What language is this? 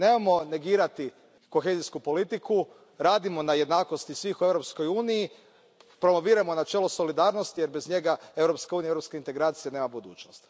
Croatian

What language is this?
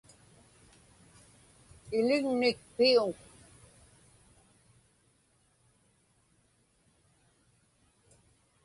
Inupiaq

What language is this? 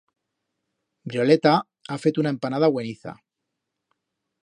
Aragonese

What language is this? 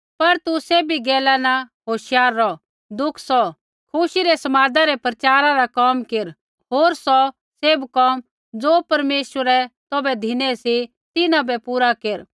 Kullu Pahari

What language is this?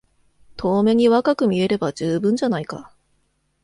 Japanese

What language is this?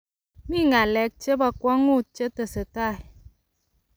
Kalenjin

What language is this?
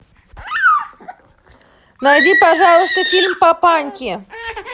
Russian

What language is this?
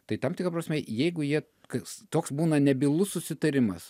Lithuanian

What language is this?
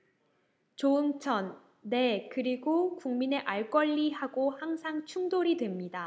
Korean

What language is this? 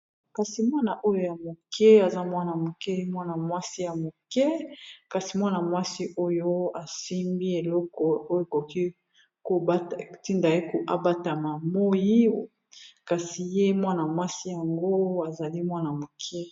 Lingala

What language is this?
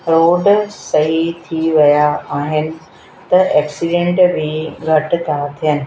Sindhi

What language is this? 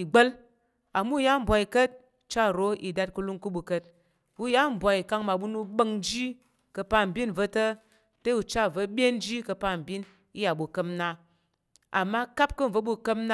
Tarok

